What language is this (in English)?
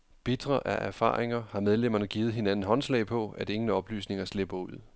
Danish